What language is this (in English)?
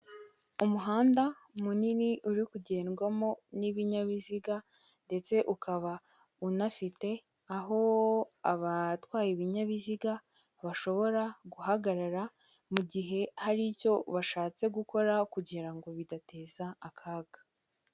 Kinyarwanda